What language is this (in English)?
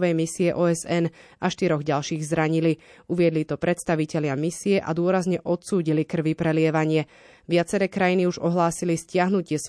Slovak